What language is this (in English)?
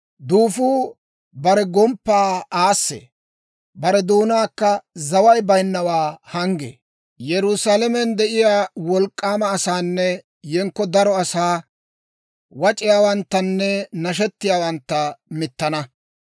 Dawro